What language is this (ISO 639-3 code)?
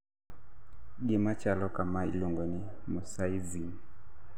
luo